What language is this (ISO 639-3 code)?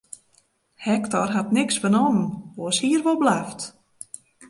fry